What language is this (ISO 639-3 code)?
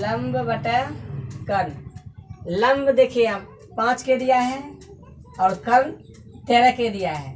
hin